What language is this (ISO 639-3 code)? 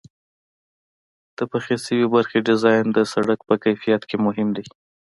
pus